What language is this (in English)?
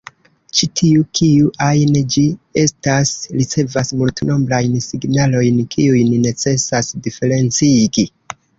Esperanto